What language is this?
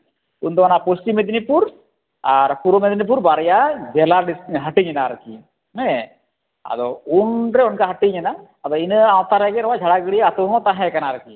Santali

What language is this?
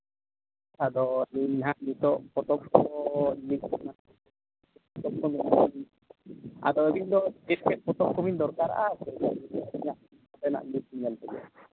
Santali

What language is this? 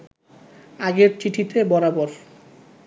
Bangla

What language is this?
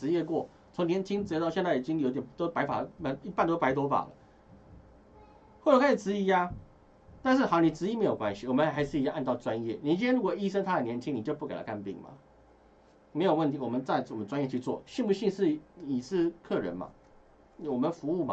Chinese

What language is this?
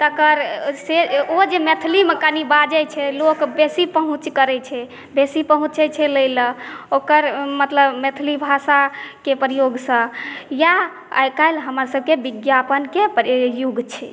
Maithili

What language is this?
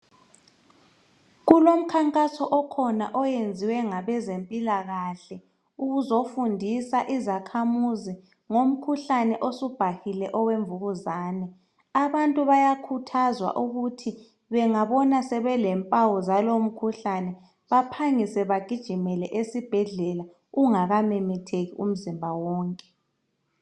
North Ndebele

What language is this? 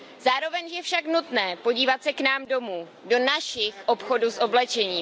Czech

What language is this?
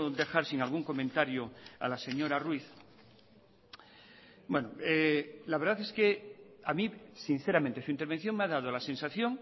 Spanish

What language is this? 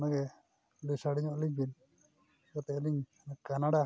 Santali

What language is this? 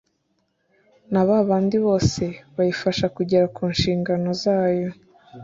Kinyarwanda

